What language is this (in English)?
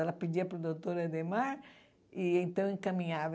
Portuguese